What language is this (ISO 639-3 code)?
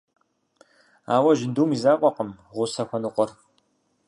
kbd